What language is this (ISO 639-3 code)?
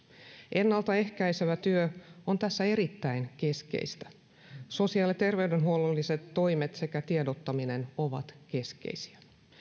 fin